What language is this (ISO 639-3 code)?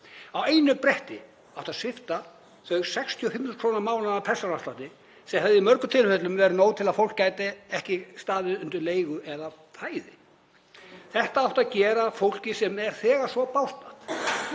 isl